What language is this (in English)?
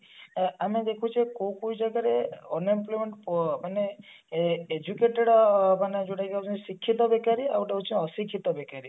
Odia